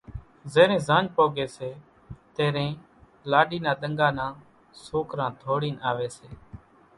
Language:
Kachi Koli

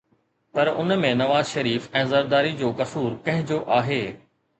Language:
Sindhi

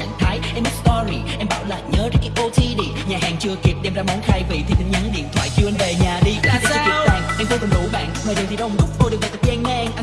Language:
Vietnamese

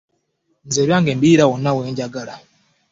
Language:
Ganda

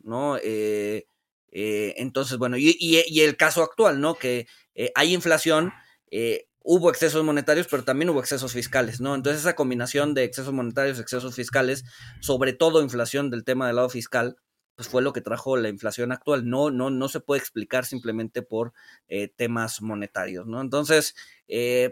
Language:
Spanish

